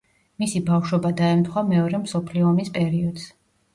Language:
Georgian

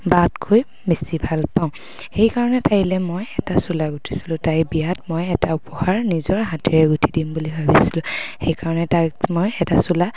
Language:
Assamese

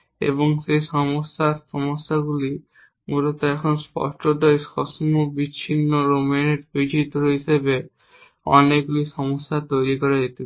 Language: Bangla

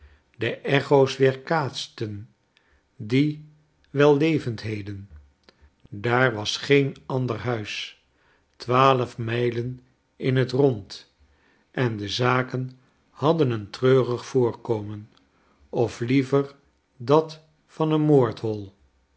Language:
Dutch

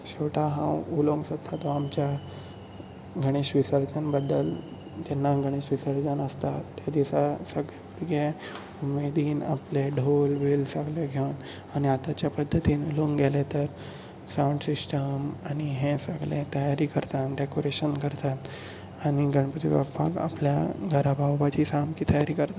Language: Konkani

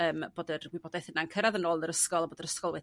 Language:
Welsh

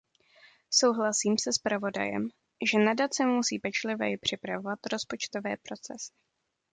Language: Czech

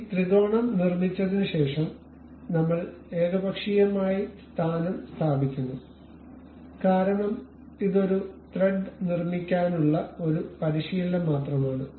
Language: Malayalam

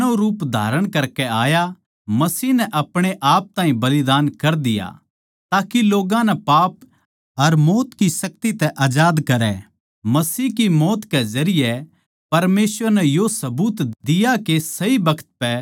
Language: Haryanvi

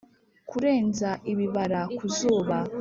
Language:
Kinyarwanda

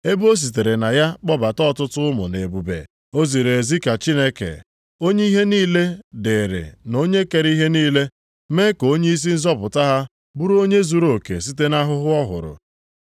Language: Igbo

